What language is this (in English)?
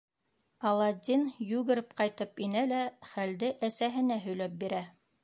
Bashkir